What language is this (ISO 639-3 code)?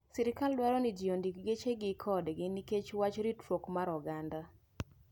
luo